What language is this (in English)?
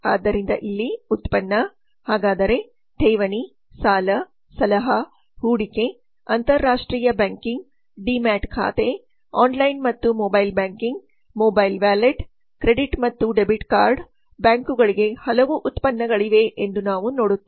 Kannada